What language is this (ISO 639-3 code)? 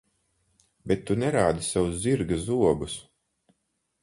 lav